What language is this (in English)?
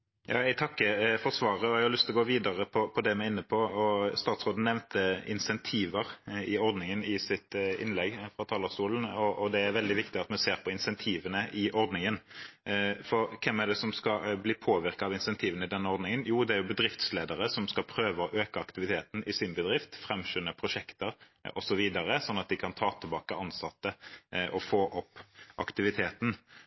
Norwegian Bokmål